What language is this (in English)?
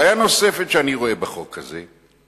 Hebrew